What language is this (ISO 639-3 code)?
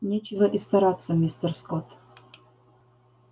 rus